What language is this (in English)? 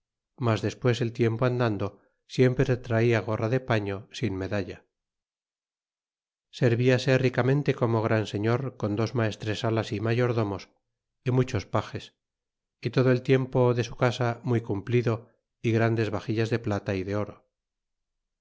Spanish